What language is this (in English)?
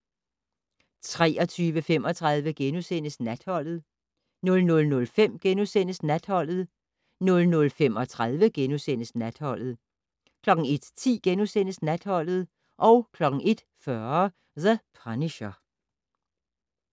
Danish